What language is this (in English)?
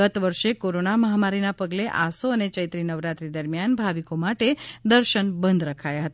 Gujarati